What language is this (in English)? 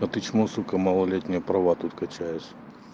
Russian